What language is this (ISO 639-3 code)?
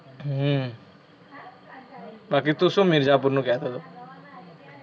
guj